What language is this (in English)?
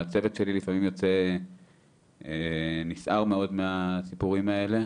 Hebrew